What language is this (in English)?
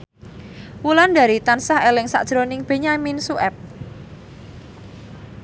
Javanese